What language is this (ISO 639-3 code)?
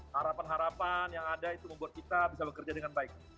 ind